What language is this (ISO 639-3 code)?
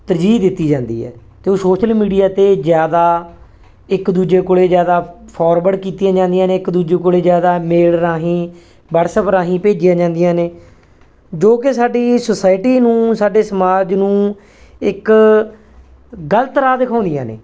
pan